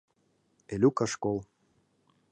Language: Mari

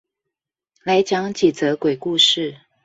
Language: Chinese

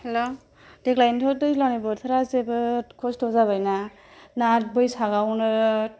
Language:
Bodo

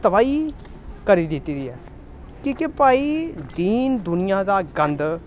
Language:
Dogri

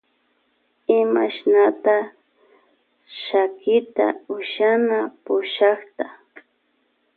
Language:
Loja Highland Quichua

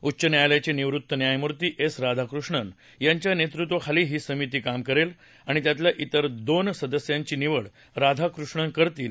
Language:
Marathi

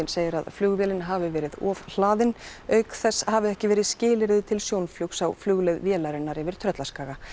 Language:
Icelandic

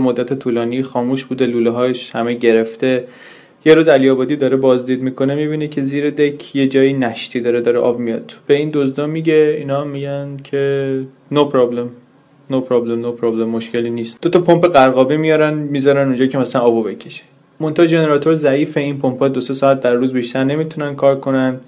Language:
Persian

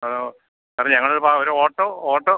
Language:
Malayalam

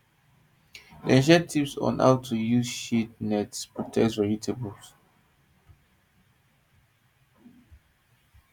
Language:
Nigerian Pidgin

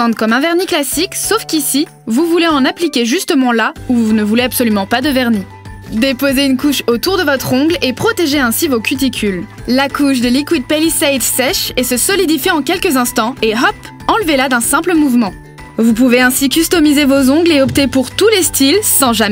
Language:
French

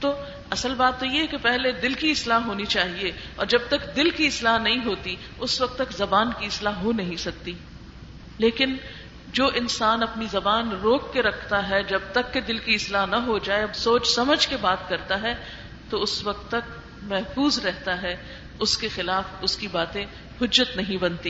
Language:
Urdu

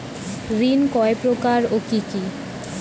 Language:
Bangla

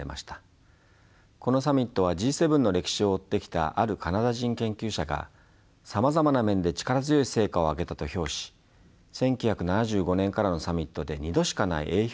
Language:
Japanese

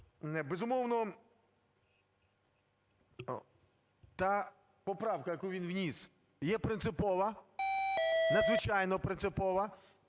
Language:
Ukrainian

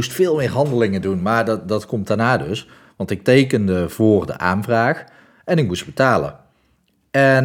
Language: Dutch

